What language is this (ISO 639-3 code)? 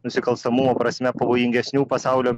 lit